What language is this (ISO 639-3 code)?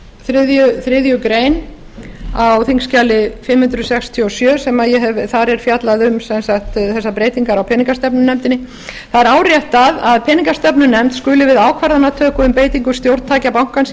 isl